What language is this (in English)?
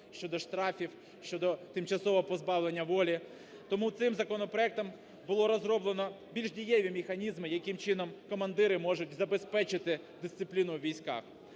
Ukrainian